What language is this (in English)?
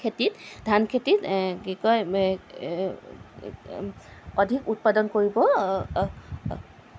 Assamese